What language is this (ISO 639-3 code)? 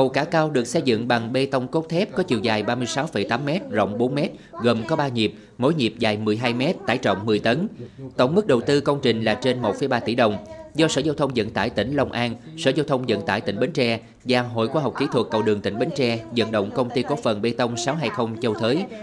vie